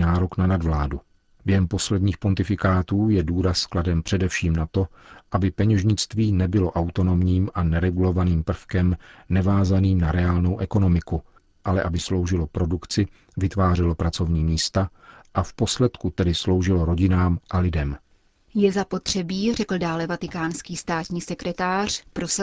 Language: Czech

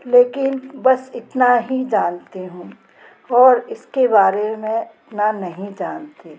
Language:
Hindi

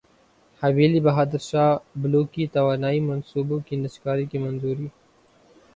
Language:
Urdu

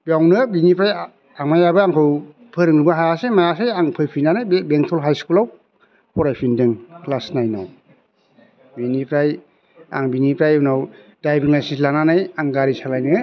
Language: Bodo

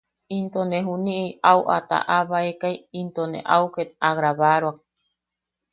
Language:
Yaqui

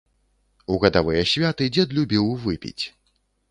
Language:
Belarusian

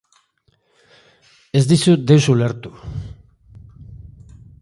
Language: Basque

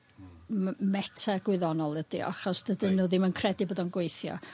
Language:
Welsh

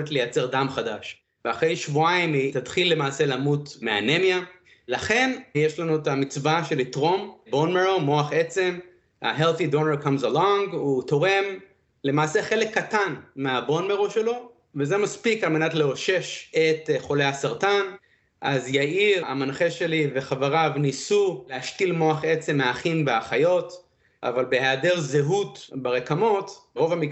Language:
Hebrew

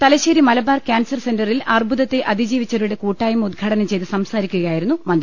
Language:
Malayalam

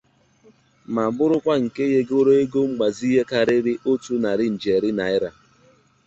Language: Igbo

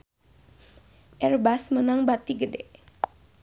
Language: Sundanese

